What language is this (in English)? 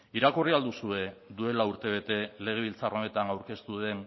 Basque